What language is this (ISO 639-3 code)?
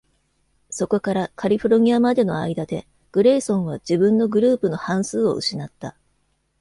jpn